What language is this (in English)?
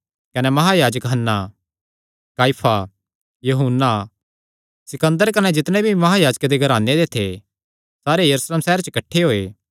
Kangri